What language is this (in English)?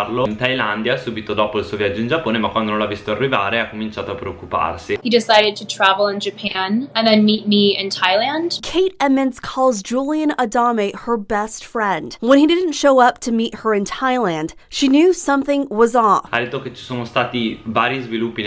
Italian